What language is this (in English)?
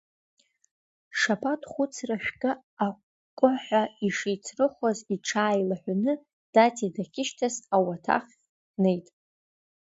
Abkhazian